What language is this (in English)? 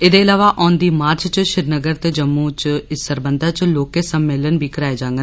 Dogri